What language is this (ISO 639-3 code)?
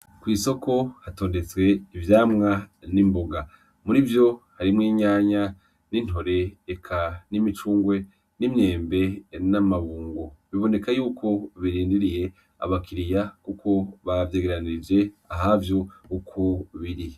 run